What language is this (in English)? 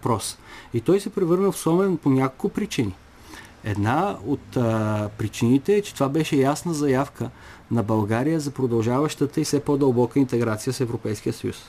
Bulgarian